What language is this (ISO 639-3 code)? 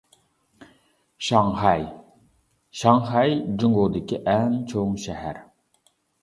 uig